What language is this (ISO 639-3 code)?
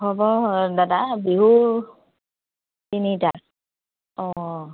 asm